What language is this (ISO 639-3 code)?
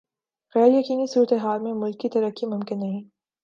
urd